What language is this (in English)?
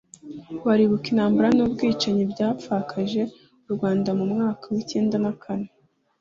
Kinyarwanda